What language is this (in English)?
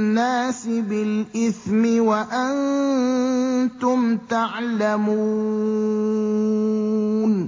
Arabic